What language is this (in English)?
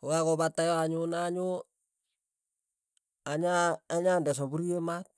Tugen